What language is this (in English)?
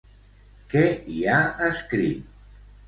Catalan